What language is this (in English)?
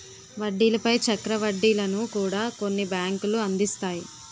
Telugu